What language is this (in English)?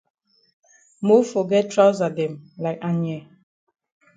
Cameroon Pidgin